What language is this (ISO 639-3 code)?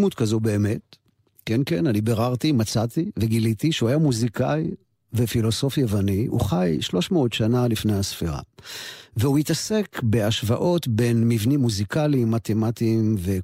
heb